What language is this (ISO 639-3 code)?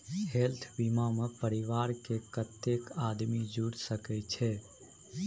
mai